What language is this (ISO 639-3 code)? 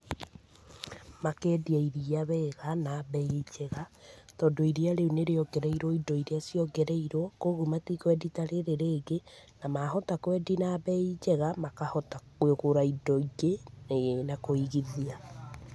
kik